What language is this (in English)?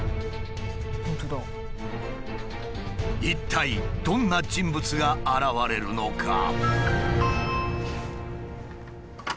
Japanese